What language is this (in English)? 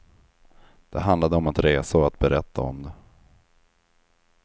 Swedish